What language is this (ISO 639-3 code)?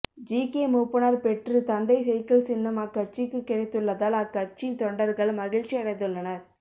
tam